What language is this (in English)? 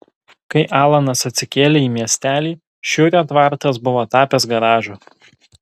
Lithuanian